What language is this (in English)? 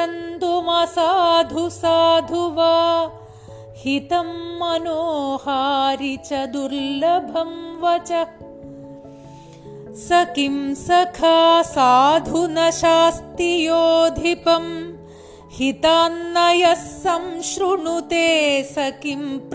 Malayalam